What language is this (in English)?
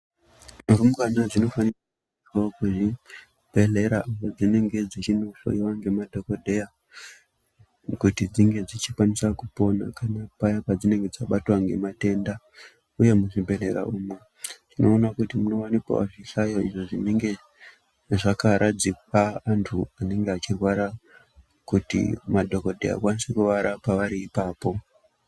Ndau